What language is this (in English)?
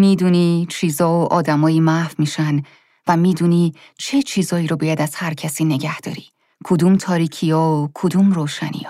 Persian